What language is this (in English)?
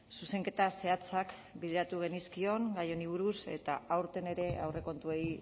Basque